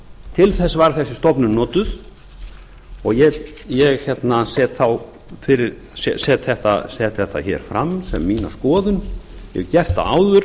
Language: Icelandic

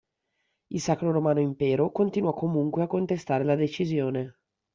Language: Italian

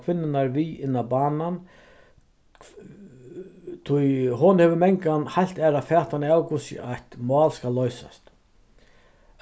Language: Faroese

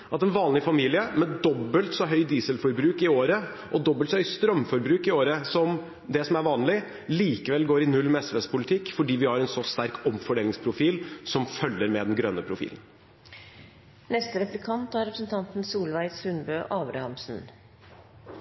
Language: Norwegian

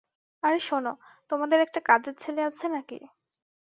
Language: Bangla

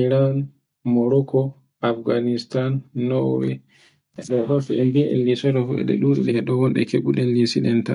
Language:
Borgu Fulfulde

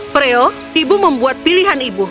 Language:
Indonesian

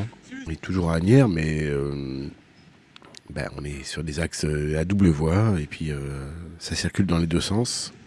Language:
French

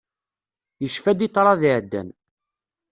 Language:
Kabyle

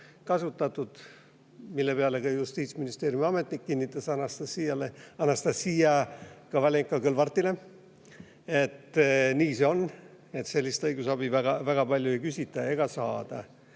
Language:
Estonian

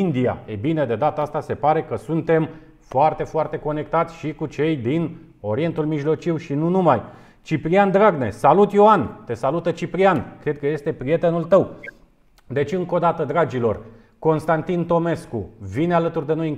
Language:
Romanian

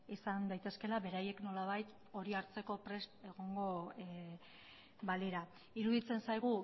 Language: Basque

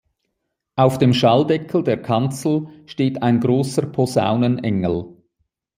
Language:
German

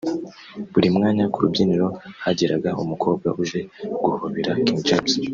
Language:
Kinyarwanda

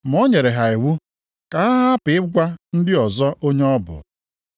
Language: Igbo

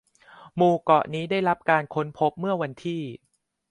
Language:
Thai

